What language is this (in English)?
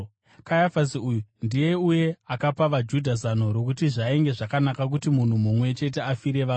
Shona